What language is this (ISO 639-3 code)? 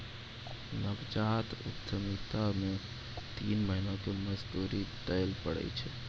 mai